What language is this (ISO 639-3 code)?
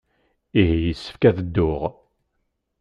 kab